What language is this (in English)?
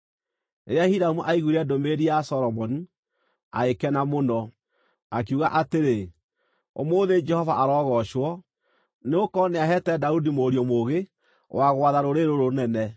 Kikuyu